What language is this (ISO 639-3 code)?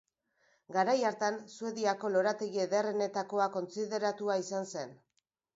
eus